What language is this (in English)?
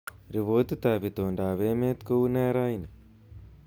Kalenjin